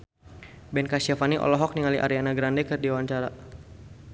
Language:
Sundanese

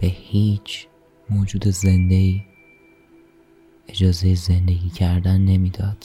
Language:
Persian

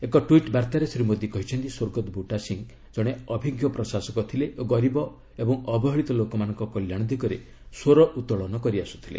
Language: Odia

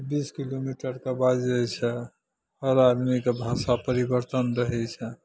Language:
Maithili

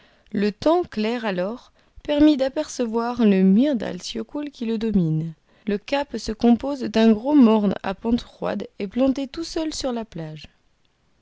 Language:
French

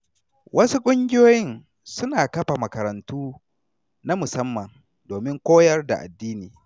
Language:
Hausa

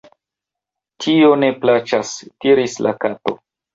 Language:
Esperanto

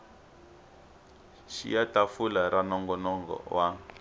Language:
Tsonga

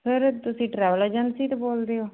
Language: Punjabi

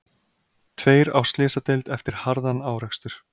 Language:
Icelandic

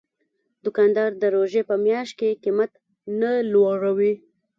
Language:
Pashto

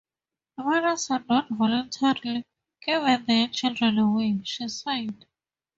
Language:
English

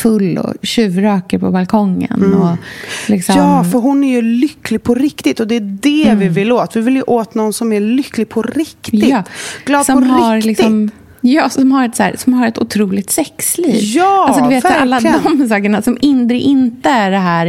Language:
Swedish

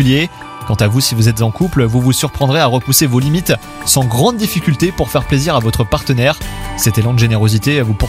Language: French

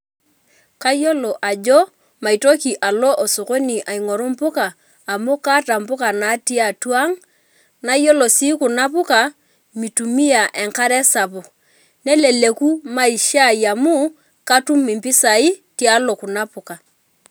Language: Masai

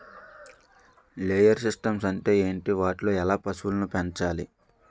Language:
Telugu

